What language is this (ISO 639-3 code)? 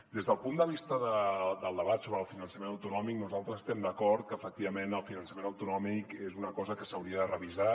cat